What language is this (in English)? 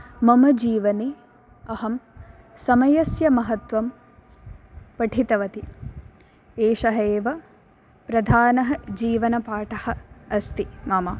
Sanskrit